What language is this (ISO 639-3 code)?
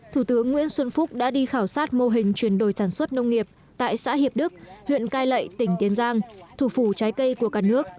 vie